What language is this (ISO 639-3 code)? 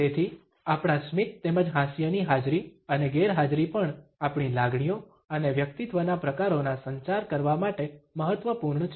guj